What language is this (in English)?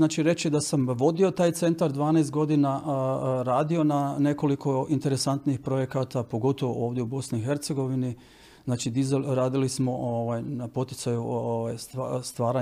Croatian